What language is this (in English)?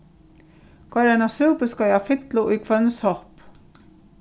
Faroese